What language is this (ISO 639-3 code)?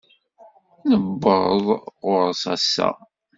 kab